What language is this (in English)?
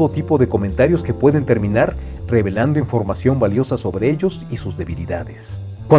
Spanish